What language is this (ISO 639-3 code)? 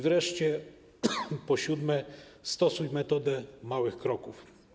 pol